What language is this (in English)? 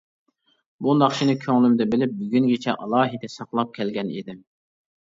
Uyghur